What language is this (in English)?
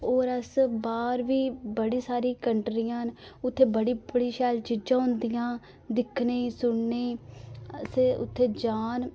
Dogri